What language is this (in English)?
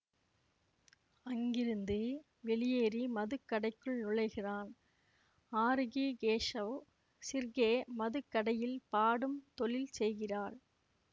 Tamil